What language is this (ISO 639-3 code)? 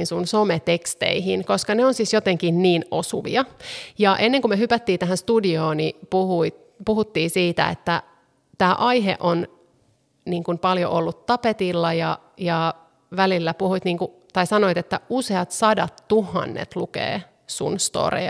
fin